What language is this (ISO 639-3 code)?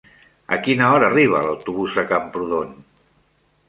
cat